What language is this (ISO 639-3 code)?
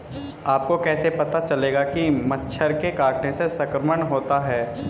hin